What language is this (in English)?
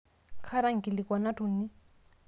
Masai